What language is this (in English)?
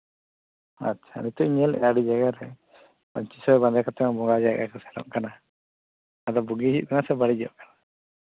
Santali